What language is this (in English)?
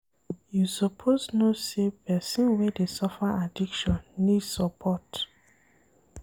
Nigerian Pidgin